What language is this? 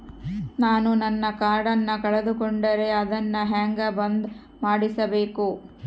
Kannada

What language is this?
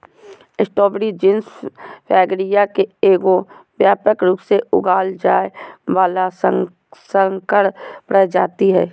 Magahi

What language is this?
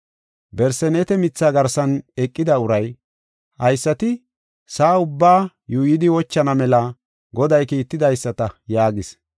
Gofa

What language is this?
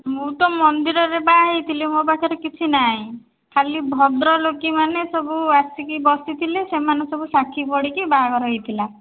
Odia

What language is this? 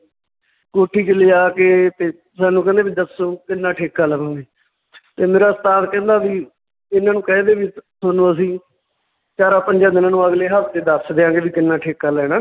Punjabi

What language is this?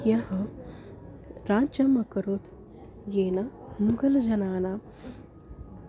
Sanskrit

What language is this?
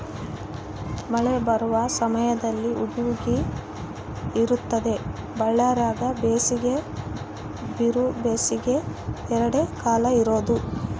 Kannada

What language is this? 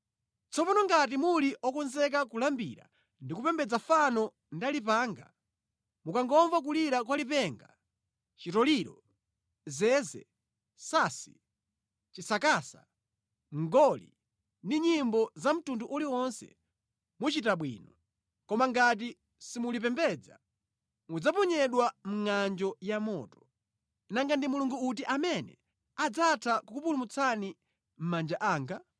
Nyanja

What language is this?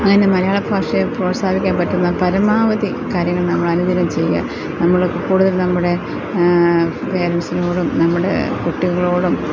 Malayalam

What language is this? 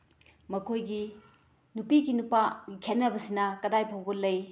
Manipuri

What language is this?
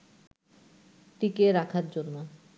Bangla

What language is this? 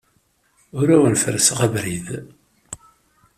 Kabyle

